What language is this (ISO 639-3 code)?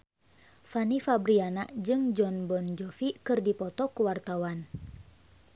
sun